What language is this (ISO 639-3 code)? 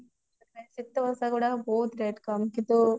ori